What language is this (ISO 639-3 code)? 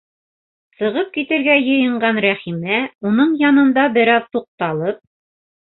bak